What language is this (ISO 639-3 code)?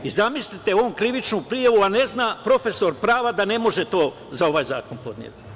srp